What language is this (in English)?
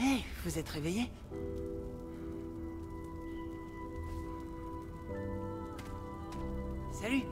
French